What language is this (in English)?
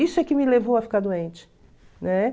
Portuguese